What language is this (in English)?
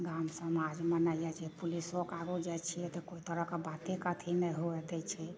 Maithili